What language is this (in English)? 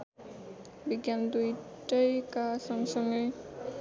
Nepali